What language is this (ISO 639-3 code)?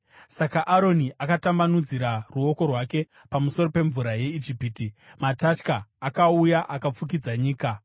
sna